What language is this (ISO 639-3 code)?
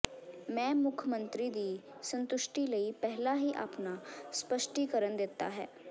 pan